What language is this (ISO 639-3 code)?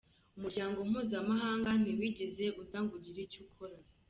kin